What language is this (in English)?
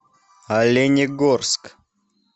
Russian